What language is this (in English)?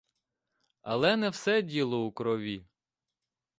Ukrainian